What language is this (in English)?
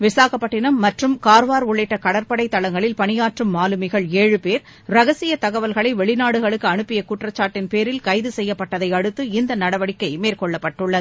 Tamil